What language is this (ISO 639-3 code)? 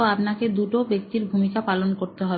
ben